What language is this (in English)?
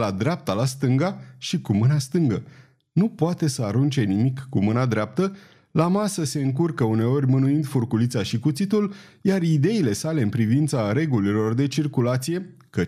Romanian